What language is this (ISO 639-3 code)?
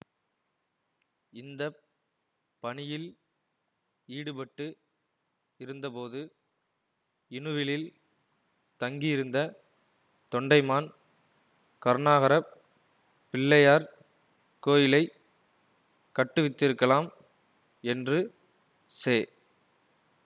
tam